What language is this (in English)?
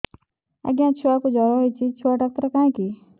Odia